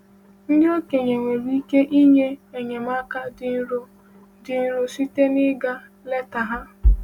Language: Igbo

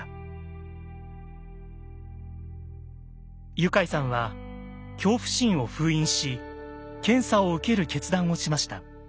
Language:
Japanese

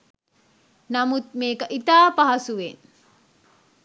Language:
Sinhala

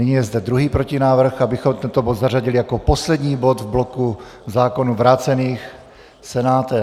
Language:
Czech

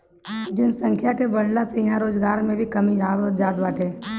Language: Bhojpuri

